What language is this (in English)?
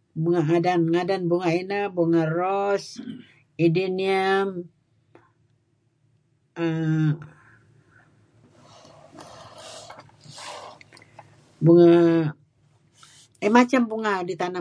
Kelabit